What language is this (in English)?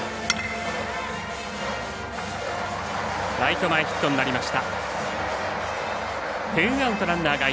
Japanese